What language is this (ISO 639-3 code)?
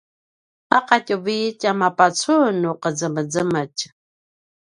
pwn